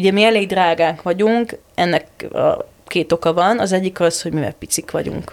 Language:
Hungarian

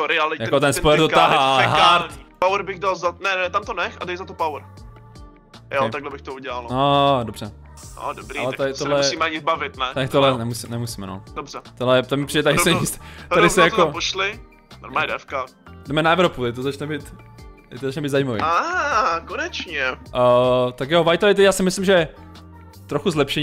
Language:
Czech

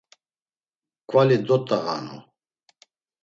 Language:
Laz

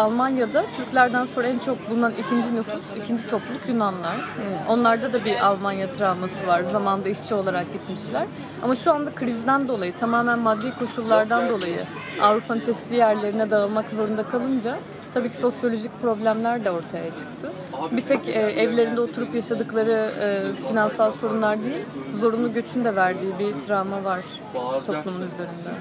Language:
Turkish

